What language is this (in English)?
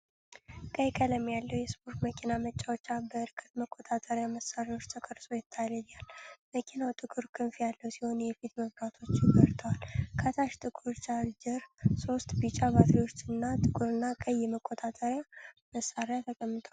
Amharic